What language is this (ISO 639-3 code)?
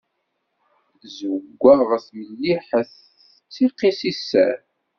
kab